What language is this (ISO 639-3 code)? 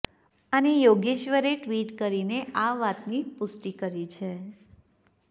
guj